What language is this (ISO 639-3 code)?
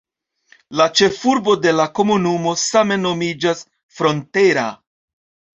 epo